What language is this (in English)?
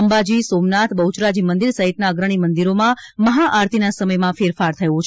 Gujarati